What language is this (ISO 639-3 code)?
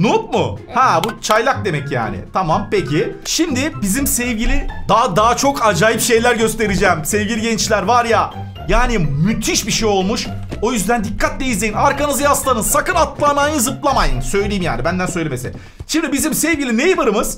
tur